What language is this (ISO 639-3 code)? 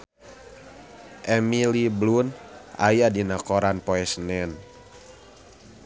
sun